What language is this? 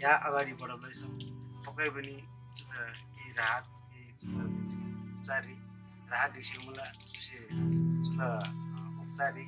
Nepali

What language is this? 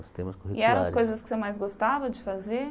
Portuguese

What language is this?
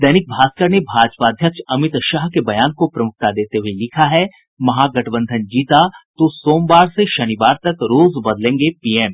Hindi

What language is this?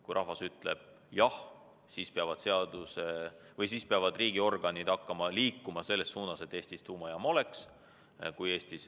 Estonian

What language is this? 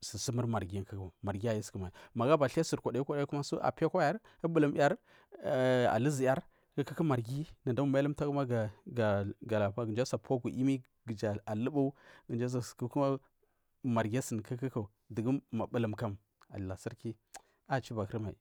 Marghi South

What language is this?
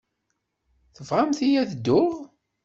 Kabyle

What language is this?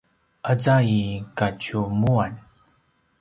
Paiwan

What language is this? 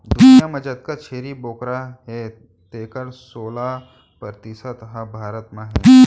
Chhattisgarhi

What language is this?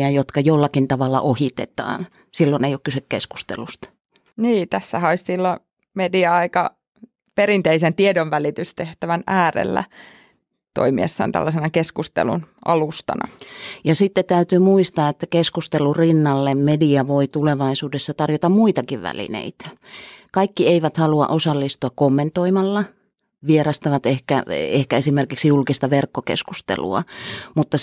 Finnish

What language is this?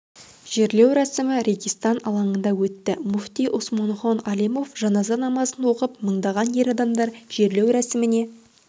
Kazakh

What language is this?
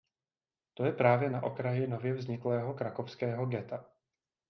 Czech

